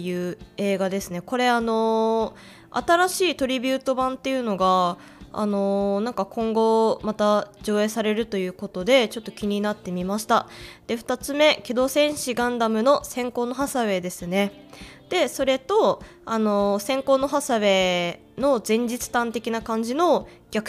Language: Japanese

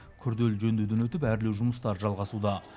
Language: Kazakh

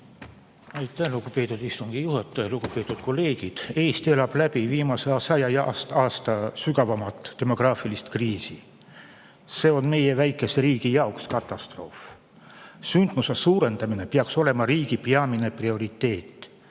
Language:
Estonian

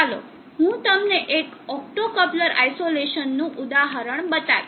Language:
Gujarati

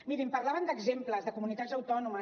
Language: Catalan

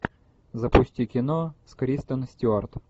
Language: Russian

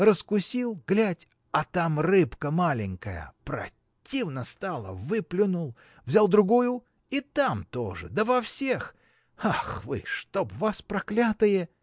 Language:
Russian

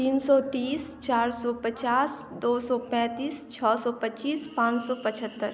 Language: Maithili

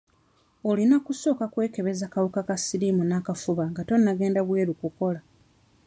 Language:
Ganda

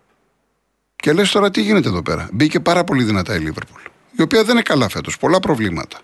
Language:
Greek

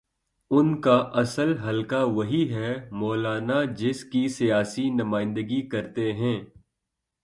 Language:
Urdu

